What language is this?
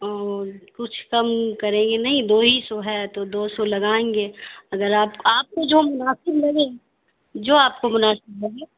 Urdu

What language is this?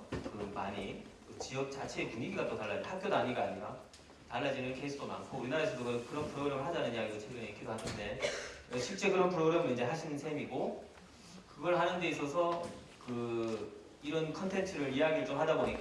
Korean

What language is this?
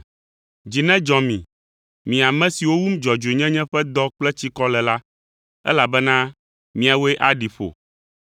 Ewe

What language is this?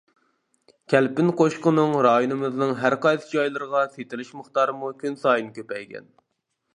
Uyghur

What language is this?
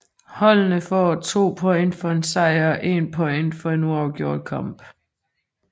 Danish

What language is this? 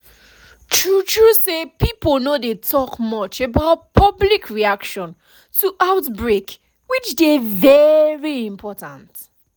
Nigerian Pidgin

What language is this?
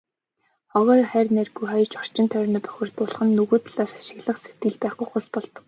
Mongolian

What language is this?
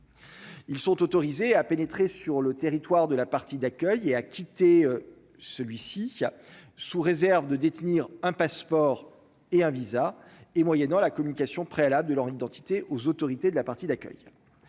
French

